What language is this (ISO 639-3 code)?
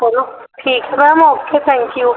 pan